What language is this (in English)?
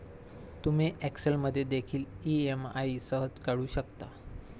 Marathi